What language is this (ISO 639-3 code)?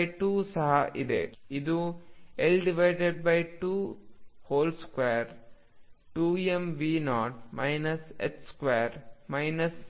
kan